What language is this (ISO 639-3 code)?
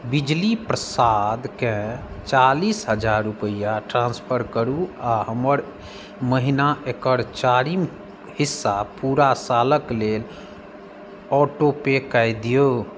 mai